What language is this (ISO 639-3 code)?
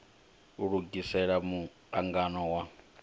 ven